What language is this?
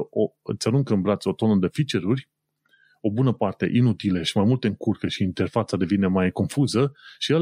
Romanian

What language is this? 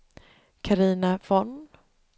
Swedish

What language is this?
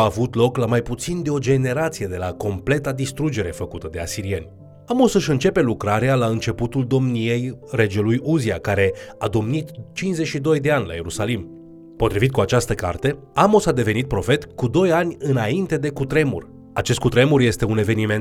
Romanian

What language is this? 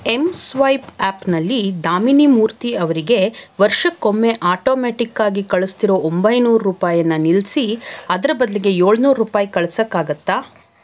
Kannada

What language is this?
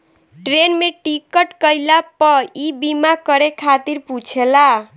Bhojpuri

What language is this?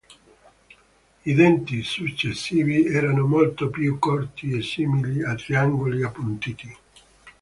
Italian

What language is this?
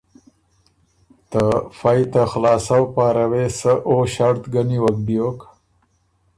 Ormuri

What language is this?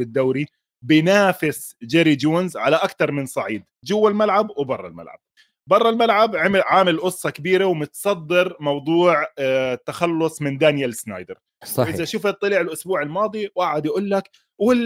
Arabic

